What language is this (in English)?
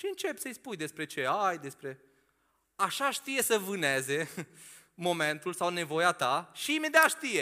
Romanian